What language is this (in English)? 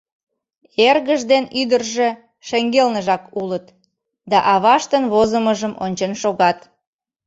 Mari